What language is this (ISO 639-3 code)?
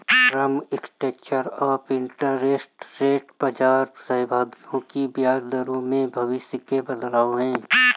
hin